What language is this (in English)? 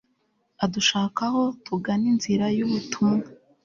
Kinyarwanda